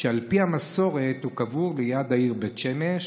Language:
Hebrew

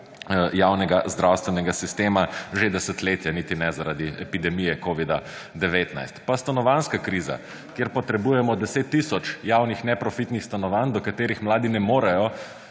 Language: Slovenian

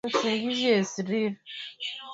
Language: Swahili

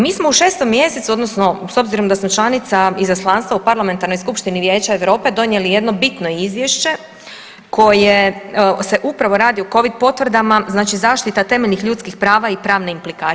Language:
Croatian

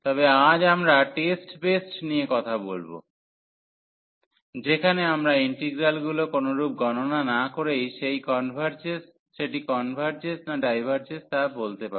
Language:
Bangla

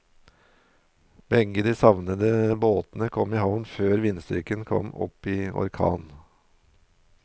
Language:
Norwegian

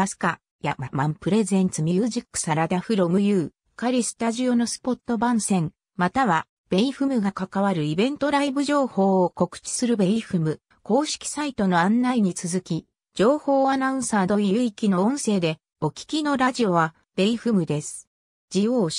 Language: Japanese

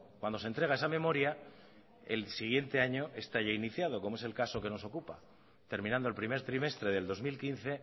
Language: Spanish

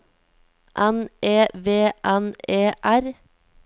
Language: Norwegian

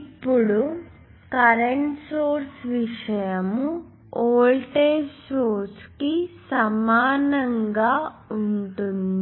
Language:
Telugu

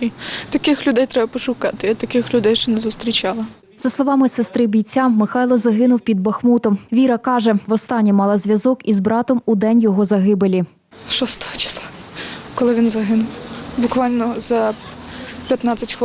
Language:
Ukrainian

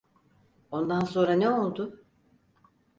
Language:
Turkish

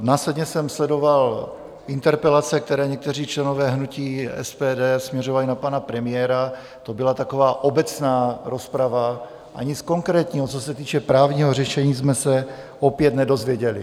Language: Czech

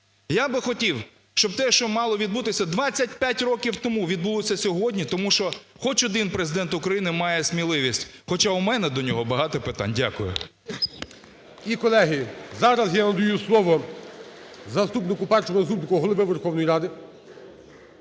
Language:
Ukrainian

